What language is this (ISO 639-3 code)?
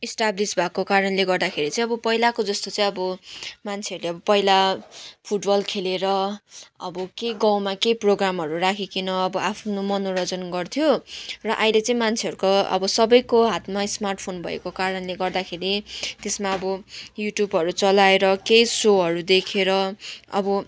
nep